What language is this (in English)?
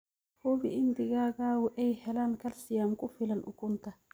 Somali